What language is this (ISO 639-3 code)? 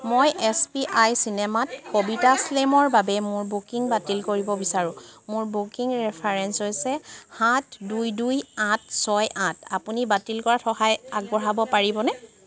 asm